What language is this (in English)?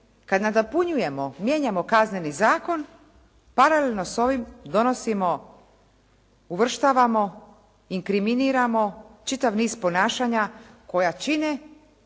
Croatian